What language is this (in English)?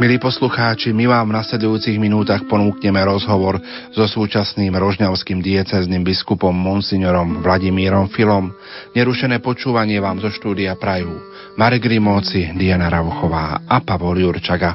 Slovak